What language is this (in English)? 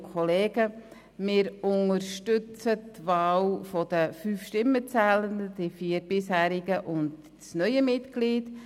Swiss German